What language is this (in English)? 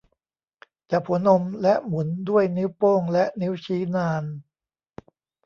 Thai